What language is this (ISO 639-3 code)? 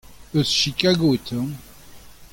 bre